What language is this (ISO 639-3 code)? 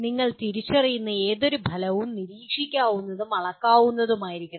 mal